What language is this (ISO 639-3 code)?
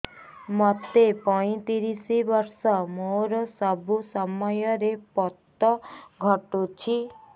ori